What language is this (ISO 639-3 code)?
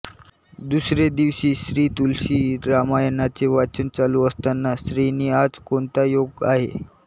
mar